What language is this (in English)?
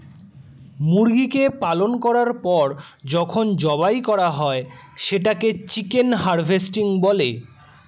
Bangla